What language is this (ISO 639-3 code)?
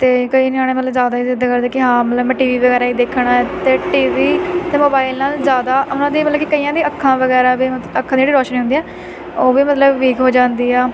pan